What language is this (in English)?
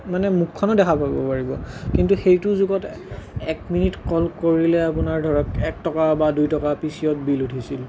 Assamese